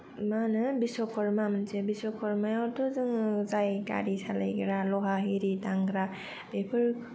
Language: Bodo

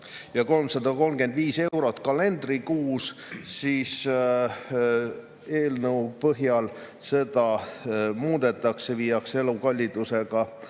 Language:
Estonian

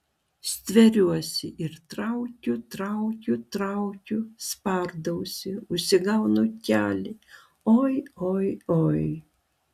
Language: Lithuanian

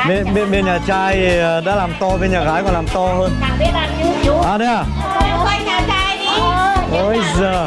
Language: Vietnamese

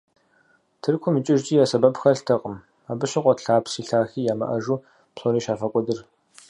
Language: Kabardian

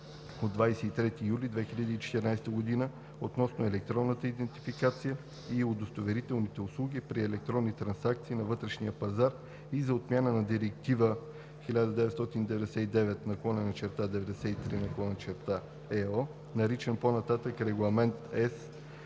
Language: Bulgarian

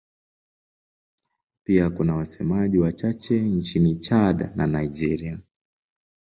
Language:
Swahili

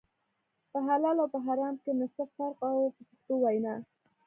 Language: Pashto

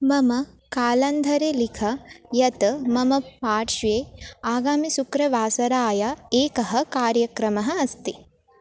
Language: Sanskrit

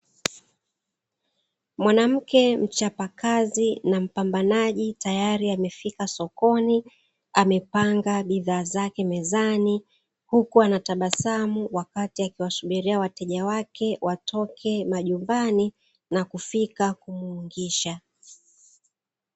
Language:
Swahili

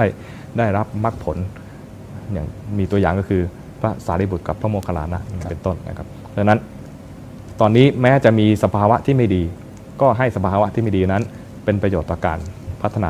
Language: Thai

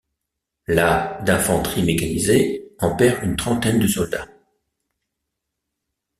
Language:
French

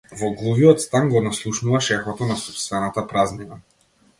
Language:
Macedonian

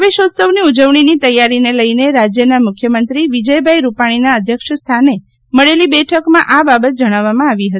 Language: Gujarati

